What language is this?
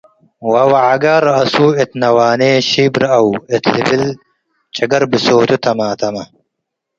Tigre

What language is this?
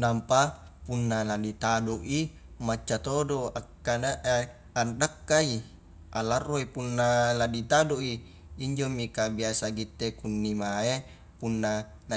Highland Konjo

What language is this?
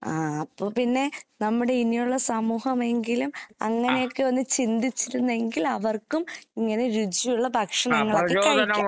Malayalam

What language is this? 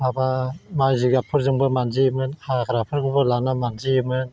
Bodo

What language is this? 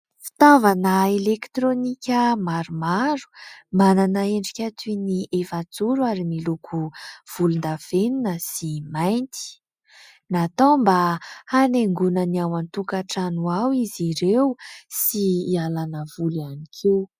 Malagasy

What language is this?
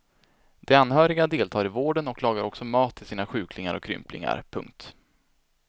Swedish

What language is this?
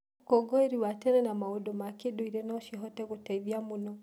Kikuyu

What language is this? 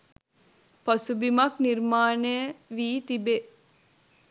Sinhala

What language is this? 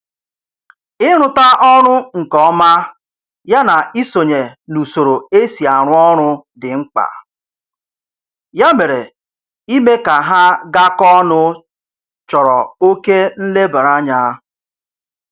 Igbo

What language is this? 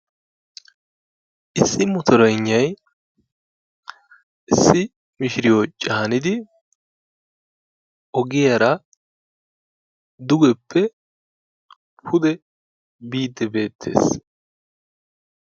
Wolaytta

